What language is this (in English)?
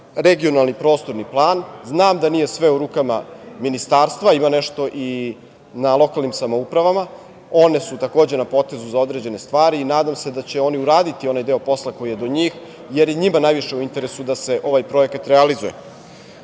Serbian